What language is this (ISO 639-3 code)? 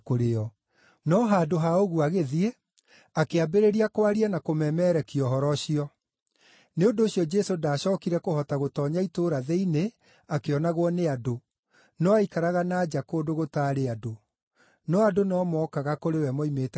kik